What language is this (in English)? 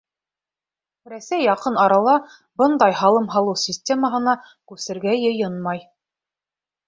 Bashkir